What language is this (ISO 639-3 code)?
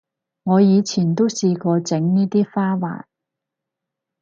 yue